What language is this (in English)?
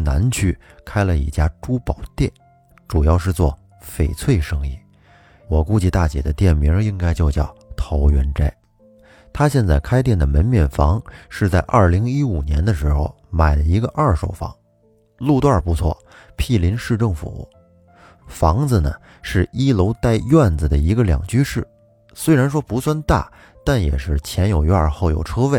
Chinese